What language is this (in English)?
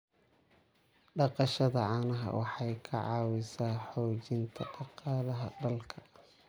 Somali